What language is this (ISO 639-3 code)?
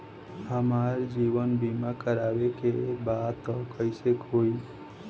bho